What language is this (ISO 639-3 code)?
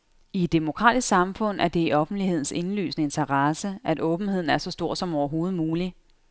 dan